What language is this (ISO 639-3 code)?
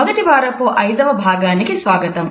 tel